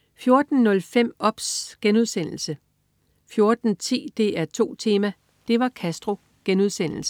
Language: Danish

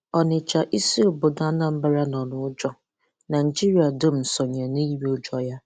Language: Igbo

